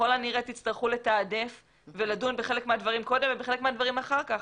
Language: Hebrew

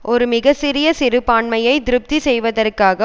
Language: Tamil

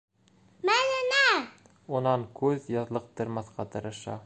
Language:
Bashkir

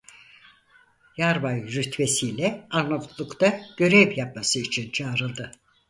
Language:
Turkish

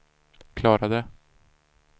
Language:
Swedish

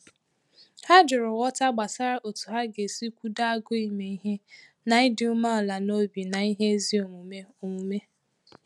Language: Igbo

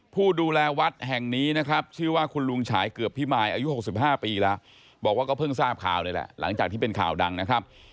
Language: Thai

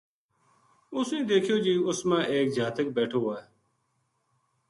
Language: Gujari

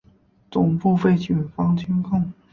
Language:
Chinese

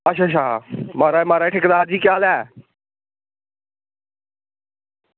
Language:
Dogri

